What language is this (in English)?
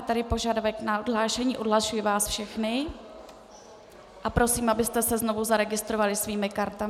Czech